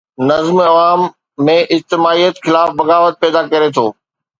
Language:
Sindhi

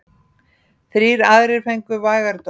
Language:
Icelandic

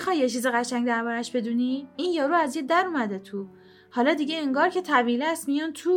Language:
Persian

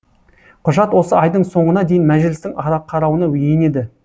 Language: Kazakh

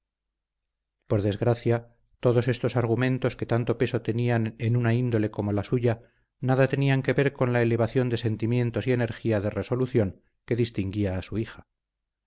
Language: Spanish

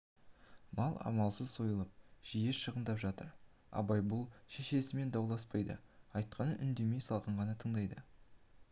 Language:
Kazakh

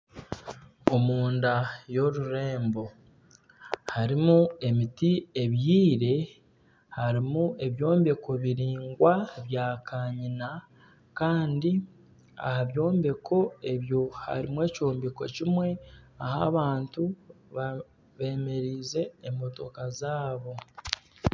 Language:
Nyankole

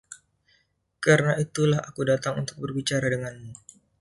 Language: Indonesian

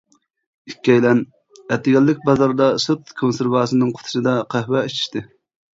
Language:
Uyghur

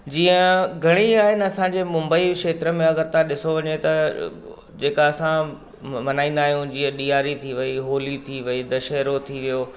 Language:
Sindhi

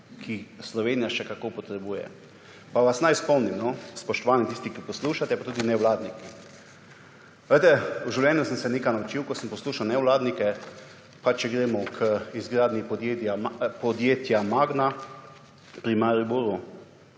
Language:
Slovenian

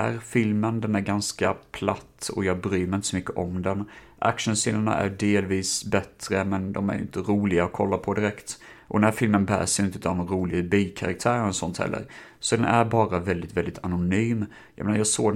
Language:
Swedish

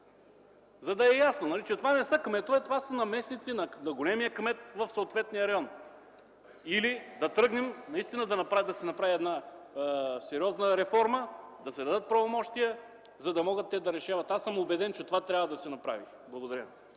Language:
Bulgarian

